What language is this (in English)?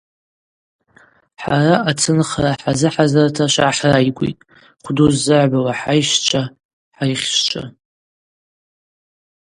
Abaza